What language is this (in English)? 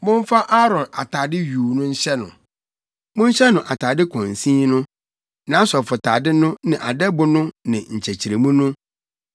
Akan